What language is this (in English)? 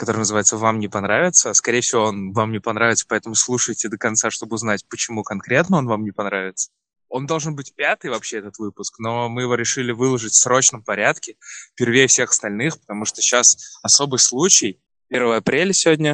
Russian